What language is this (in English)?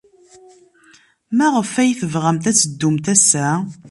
Kabyle